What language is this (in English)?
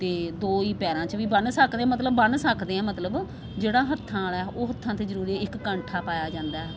Punjabi